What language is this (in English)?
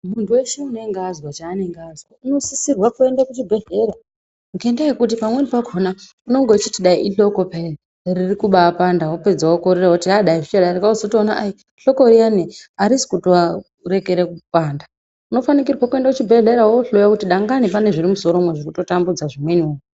Ndau